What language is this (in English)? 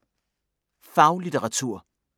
Danish